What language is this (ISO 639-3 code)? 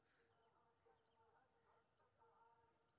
mai